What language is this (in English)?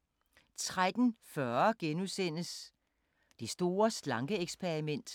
Danish